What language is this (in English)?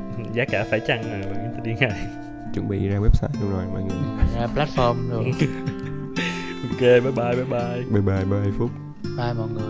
Vietnamese